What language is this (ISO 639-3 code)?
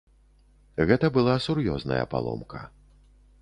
bel